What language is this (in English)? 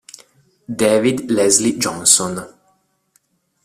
Italian